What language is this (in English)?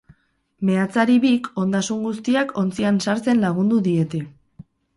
Basque